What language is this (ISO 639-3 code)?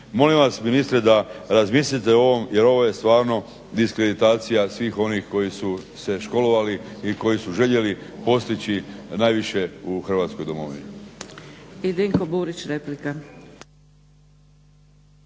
hrv